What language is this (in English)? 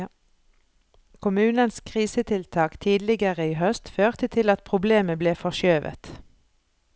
Norwegian